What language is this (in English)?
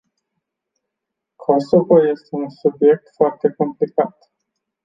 Romanian